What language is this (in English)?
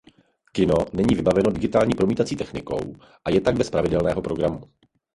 Czech